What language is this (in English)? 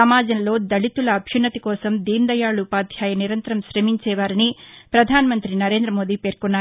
Telugu